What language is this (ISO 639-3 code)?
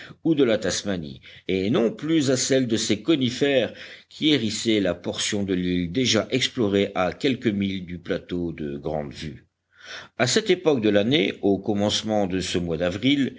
fra